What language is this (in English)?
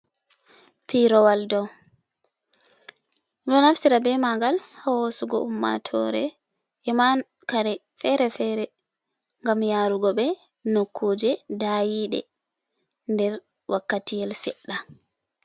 Fula